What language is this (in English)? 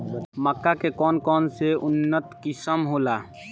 Bhojpuri